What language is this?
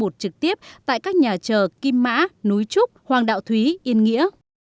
Vietnamese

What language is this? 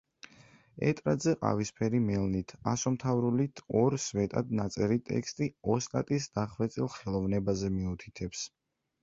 Georgian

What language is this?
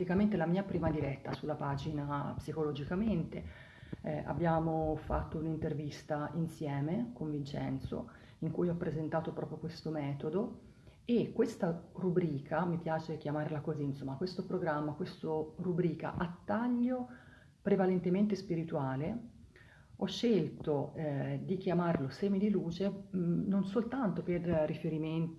Italian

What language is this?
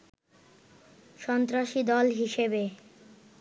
Bangla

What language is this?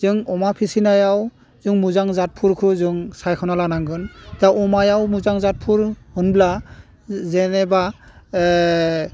Bodo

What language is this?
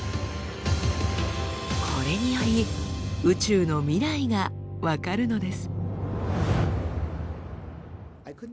Japanese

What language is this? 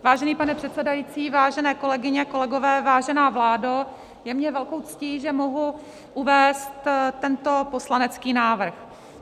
Czech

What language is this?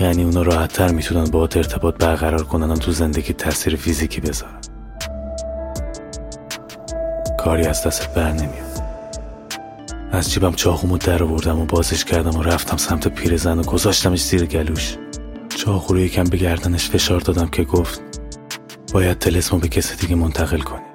Persian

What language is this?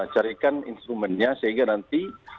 Indonesian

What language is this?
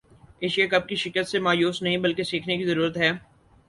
Urdu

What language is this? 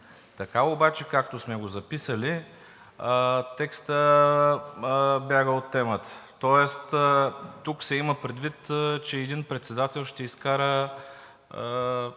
Bulgarian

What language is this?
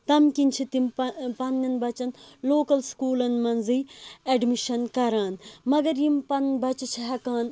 Kashmiri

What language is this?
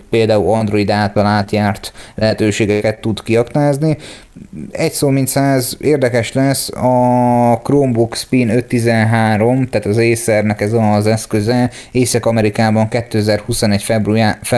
Hungarian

